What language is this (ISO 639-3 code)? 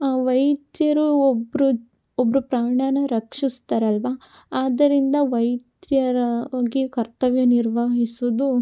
kan